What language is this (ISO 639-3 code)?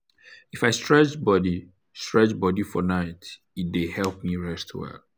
pcm